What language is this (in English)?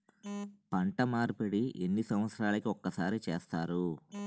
Telugu